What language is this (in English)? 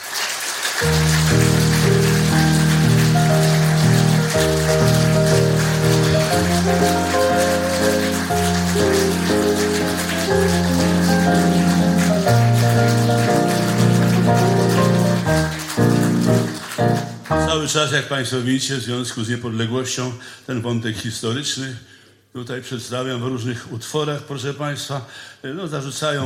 Polish